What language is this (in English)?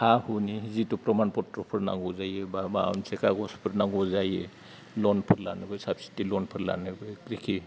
Bodo